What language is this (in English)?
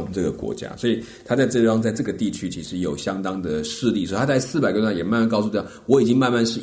Chinese